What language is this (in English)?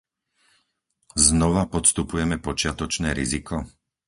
Slovak